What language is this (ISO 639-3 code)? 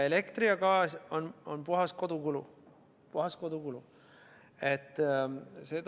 est